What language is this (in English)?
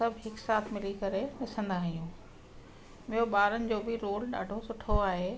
Sindhi